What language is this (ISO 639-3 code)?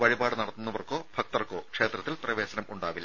mal